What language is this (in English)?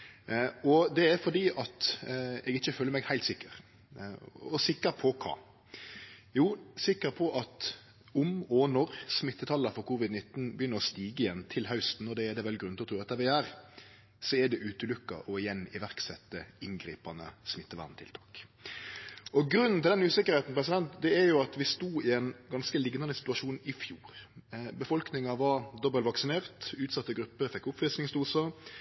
Norwegian Nynorsk